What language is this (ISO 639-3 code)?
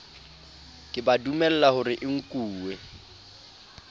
sot